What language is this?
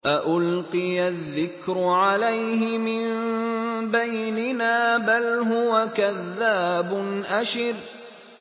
Arabic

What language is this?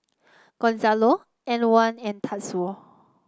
English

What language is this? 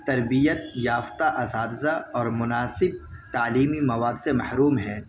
Urdu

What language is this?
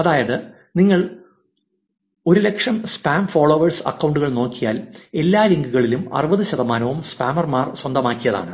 Malayalam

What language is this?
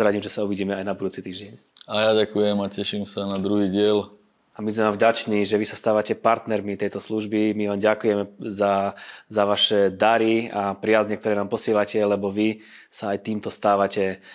Slovak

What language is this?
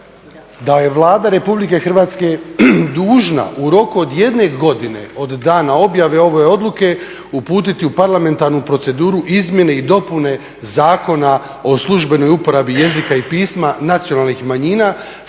Croatian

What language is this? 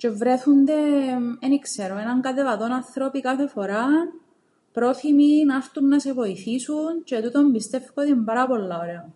Greek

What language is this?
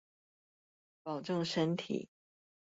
Chinese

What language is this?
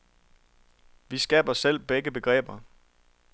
Danish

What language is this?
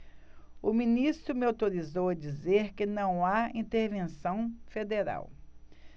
Portuguese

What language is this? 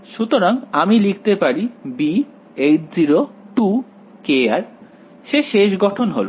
Bangla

